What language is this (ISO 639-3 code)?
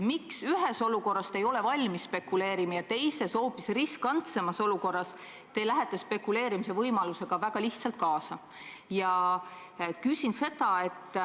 est